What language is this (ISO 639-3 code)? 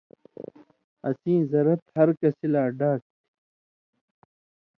mvy